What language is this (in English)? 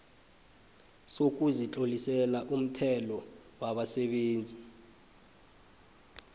South Ndebele